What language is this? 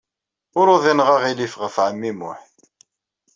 Kabyle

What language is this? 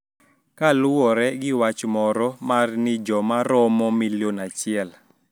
Luo (Kenya and Tanzania)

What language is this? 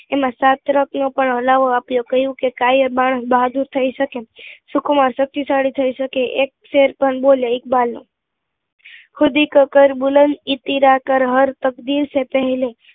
Gujarati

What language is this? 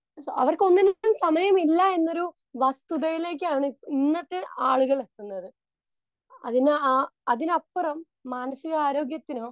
Malayalam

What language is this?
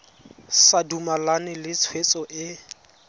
Tswana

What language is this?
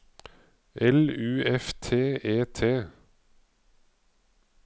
Norwegian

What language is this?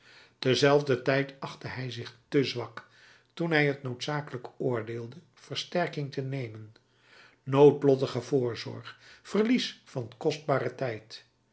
Dutch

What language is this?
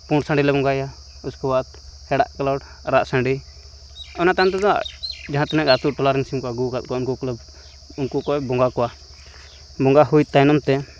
Santali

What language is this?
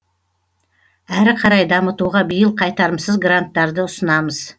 Kazakh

